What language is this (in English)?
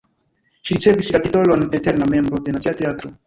Esperanto